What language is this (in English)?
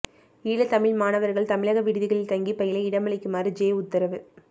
Tamil